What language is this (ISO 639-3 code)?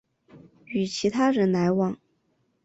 zho